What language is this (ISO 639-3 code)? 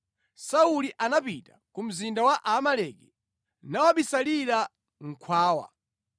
nya